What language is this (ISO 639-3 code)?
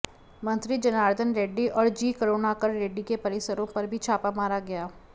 hin